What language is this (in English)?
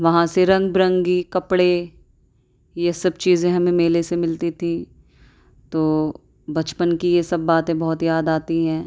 Urdu